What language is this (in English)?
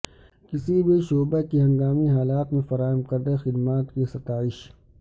Urdu